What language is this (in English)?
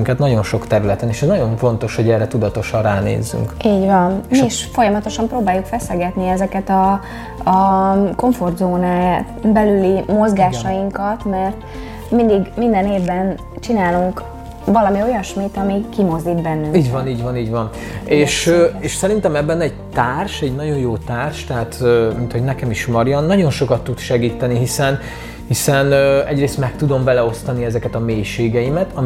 Hungarian